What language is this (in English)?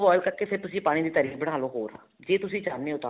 Punjabi